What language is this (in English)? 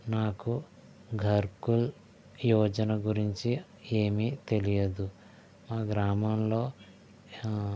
Telugu